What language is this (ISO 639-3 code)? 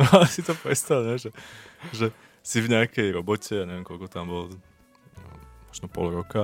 slk